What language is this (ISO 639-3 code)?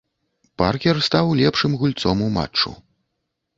bel